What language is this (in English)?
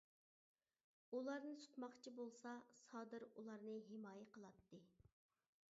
Uyghur